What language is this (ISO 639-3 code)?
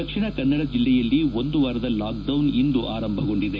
kan